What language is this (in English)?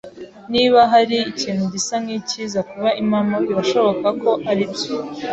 Kinyarwanda